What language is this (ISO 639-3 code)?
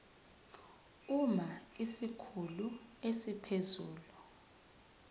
zul